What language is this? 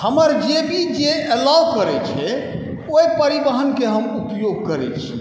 Maithili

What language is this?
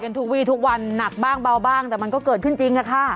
Thai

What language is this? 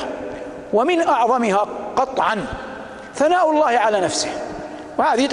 Arabic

